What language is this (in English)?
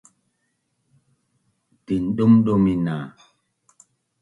Bunun